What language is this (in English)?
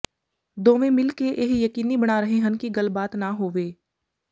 Punjabi